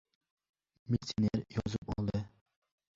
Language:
Uzbek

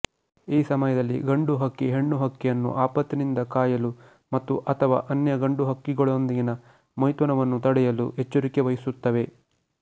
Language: Kannada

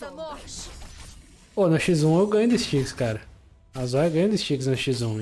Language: Portuguese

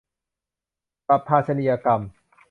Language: Thai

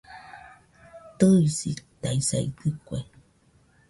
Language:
Nüpode Huitoto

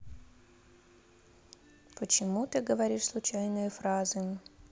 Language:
Russian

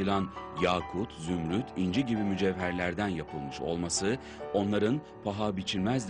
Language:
Turkish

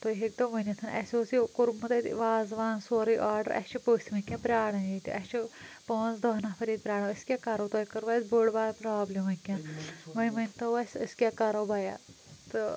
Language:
Kashmiri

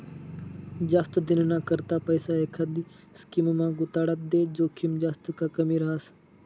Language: Marathi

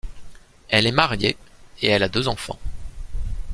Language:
French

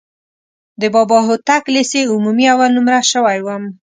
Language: Pashto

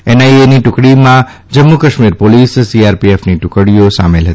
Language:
Gujarati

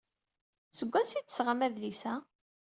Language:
Kabyle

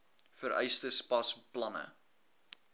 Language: Afrikaans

